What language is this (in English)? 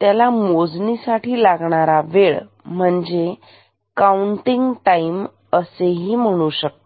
Marathi